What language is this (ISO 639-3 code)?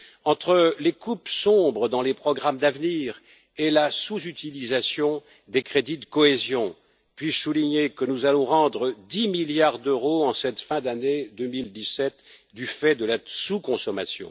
fra